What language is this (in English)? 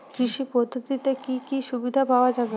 Bangla